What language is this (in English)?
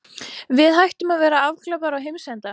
Icelandic